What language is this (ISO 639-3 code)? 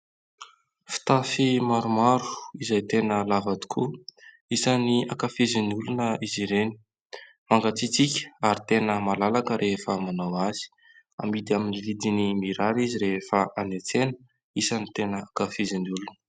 mlg